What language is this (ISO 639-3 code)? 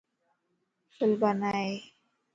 lss